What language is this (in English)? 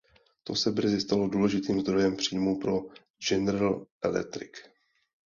Czech